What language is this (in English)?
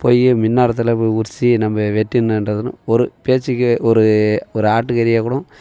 Tamil